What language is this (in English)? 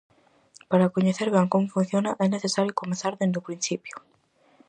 Galician